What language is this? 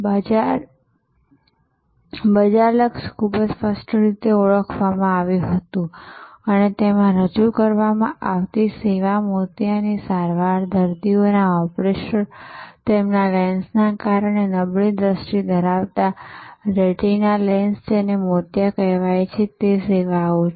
Gujarati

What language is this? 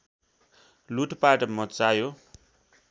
Nepali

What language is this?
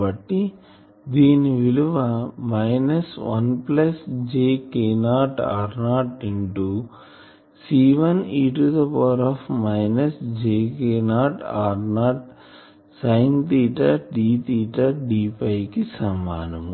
Telugu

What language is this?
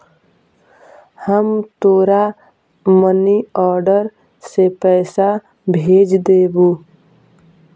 Magahi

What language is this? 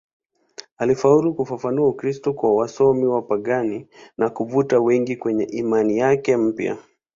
Swahili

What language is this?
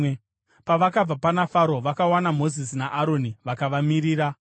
Shona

